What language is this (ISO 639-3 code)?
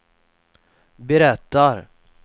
swe